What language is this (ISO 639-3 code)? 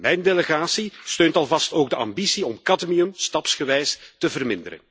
nld